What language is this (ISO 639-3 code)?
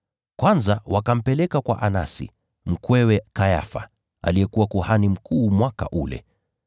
swa